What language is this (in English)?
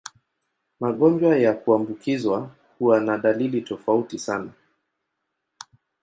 Swahili